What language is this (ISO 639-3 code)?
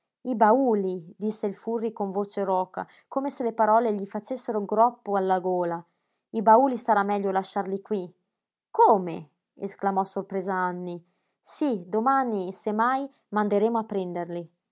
ita